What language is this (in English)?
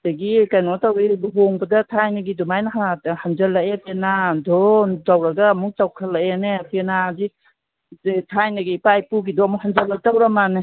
Manipuri